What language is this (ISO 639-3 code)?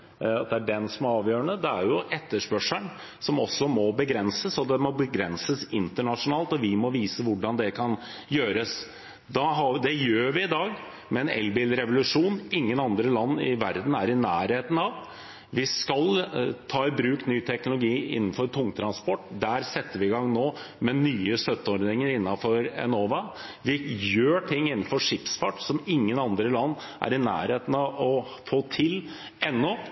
nob